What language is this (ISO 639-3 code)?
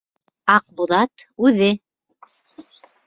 bak